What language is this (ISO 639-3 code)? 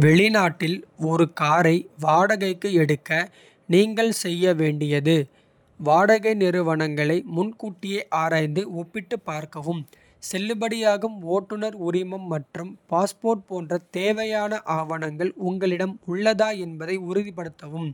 kfe